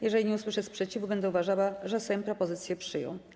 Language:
Polish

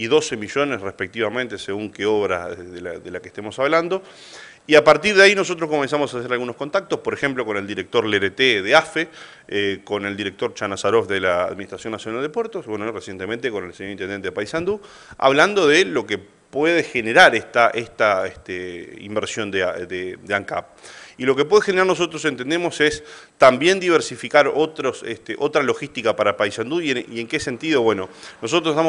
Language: Spanish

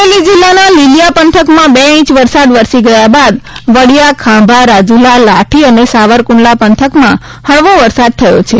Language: Gujarati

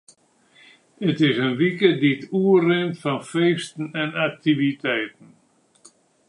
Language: Western Frisian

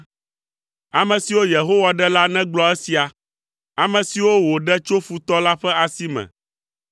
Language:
Ewe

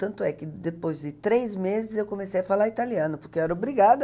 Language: Portuguese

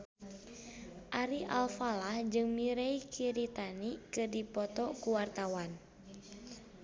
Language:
Sundanese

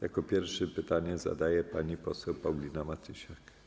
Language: Polish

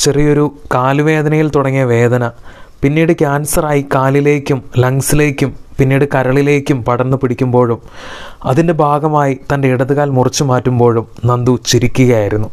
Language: Malayalam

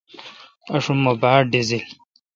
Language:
Kalkoti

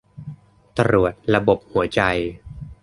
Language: Thai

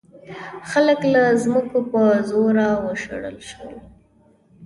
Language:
Pashto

